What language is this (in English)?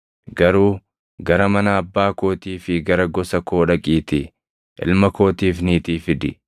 Oromo